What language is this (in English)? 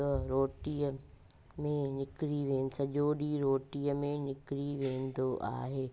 Sindhi